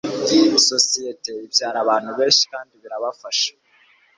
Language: Kinyarwanda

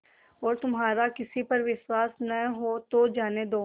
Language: Hindi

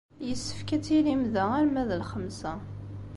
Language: Kabyle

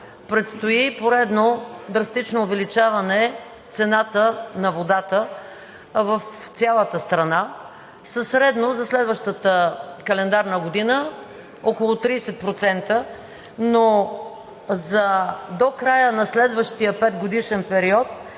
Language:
Bulgarian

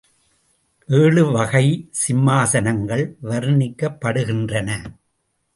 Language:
Tamil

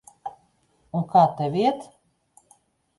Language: Latvian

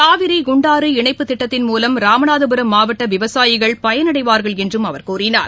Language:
Tamil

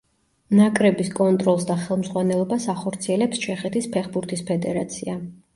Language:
Georgian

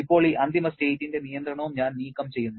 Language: Malayalam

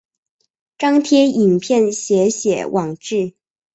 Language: Chinese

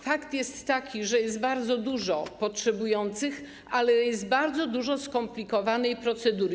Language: Polish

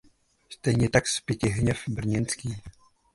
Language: Czech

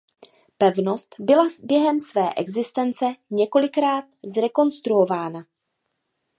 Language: Czech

